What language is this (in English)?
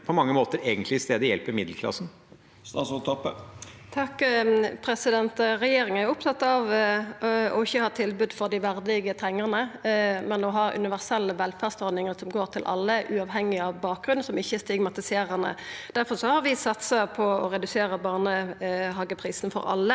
Norwegian